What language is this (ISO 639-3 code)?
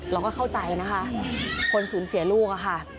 tha